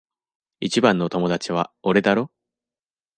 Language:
Japanese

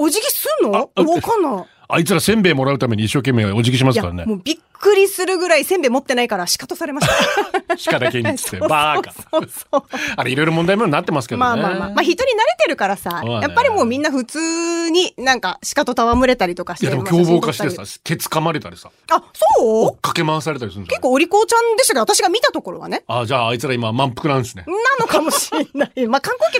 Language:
Japanese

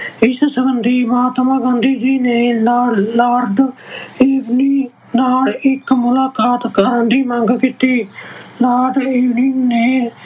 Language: Punjabi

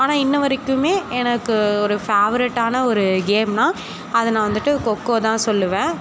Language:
Tamil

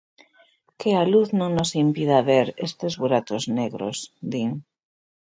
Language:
Galician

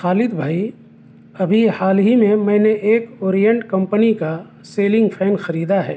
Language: Urdu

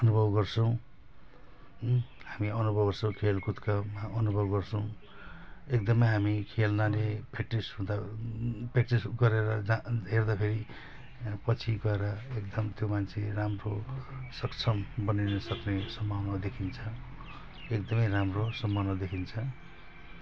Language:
Nepali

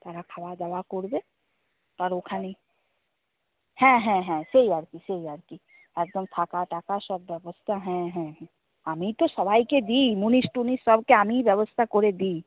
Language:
Bangla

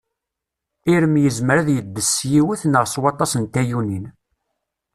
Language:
Kabyle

